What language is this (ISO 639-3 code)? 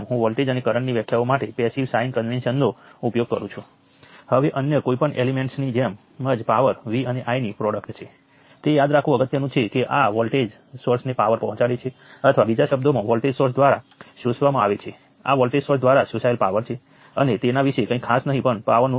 guj